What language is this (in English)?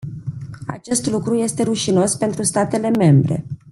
Romanian